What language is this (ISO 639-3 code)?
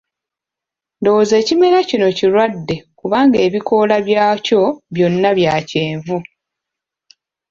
lug